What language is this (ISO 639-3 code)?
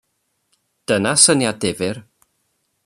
cym